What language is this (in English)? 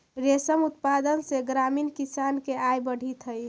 Magahi